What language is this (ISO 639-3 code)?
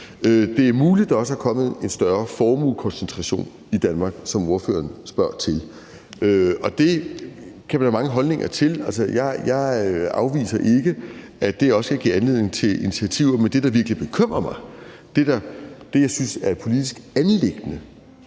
dan